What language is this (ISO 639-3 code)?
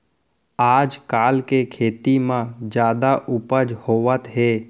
hne